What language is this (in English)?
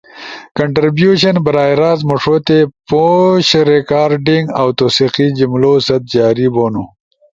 Ushojo